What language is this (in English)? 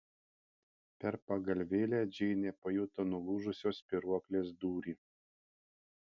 Lithuanian